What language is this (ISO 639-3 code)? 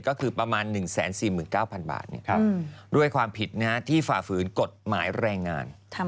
tha